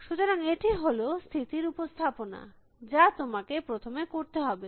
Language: Bangla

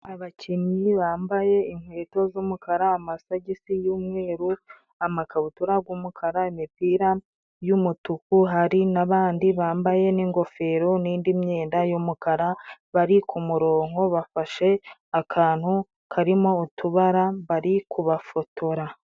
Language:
Kinyarwanda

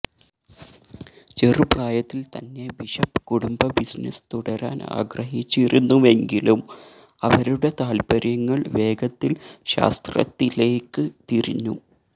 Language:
Malayalam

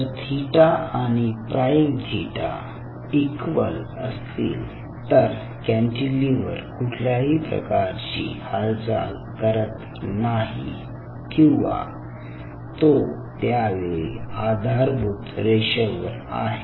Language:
Marathi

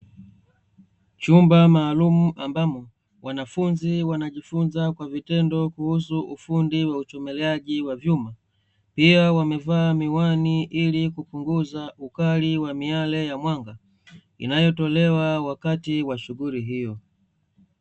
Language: Swahili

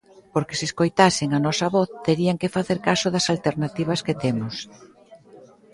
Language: Galician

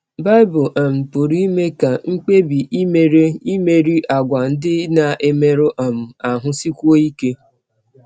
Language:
Igbo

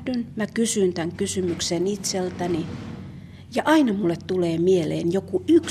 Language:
Finnish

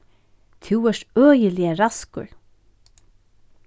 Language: Faroese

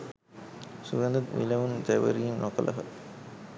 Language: Sinhala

